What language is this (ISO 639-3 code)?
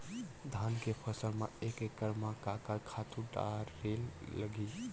hne